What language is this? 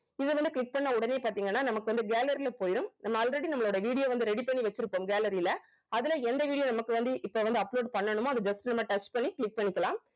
Tamil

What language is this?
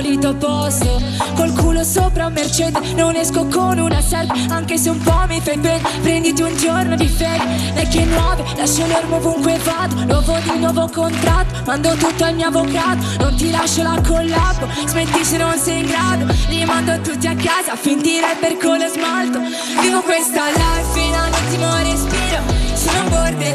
Italian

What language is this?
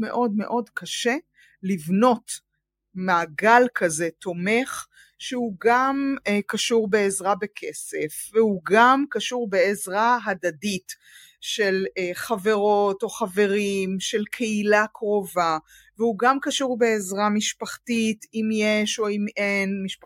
Hebrew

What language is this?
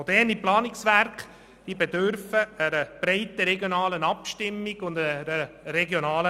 Swiss German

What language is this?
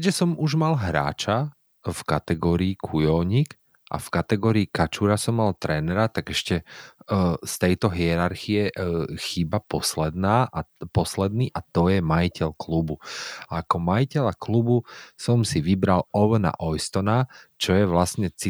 Slovak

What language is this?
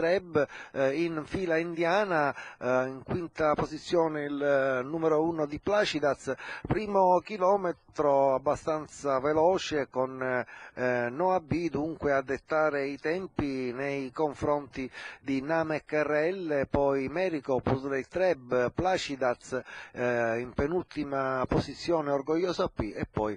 Italian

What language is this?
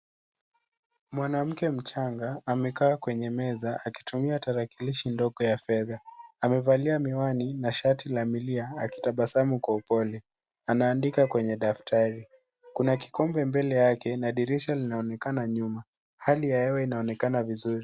Swahili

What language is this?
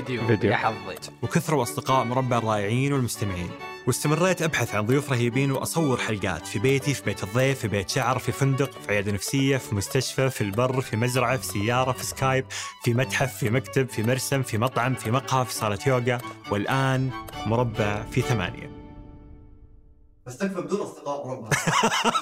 Arabic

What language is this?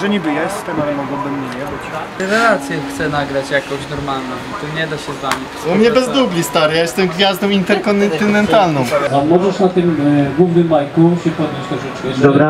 Polish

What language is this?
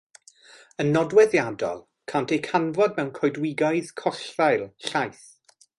Welsh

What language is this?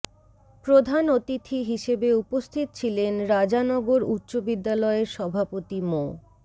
Bangla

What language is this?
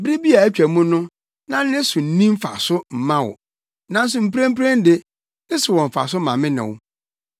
Akan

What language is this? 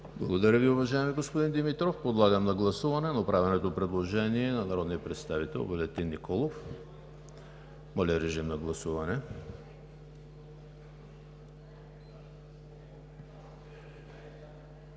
Bulgarian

